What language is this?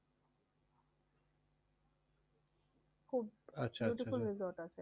Bangla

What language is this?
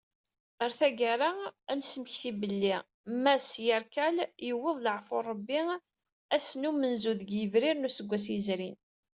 Kabyle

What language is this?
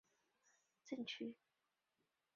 Chinese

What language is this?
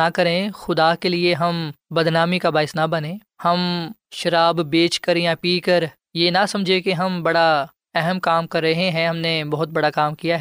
Urdu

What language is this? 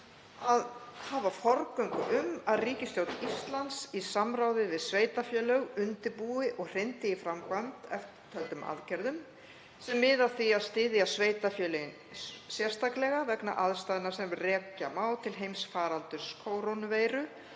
Icelandic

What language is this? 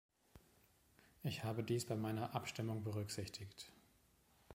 German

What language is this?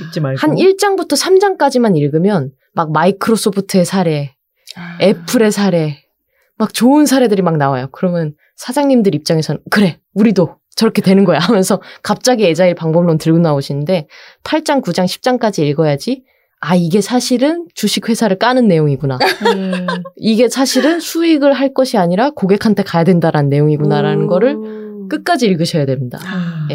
Korean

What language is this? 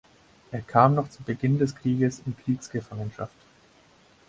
German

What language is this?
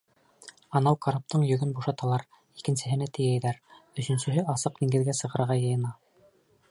Bashkir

